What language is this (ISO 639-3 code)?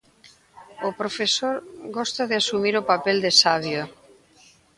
glg